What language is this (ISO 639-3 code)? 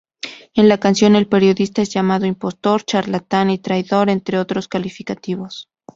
spa